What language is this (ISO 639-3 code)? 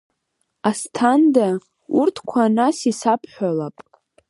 abk